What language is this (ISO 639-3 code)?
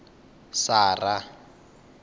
ven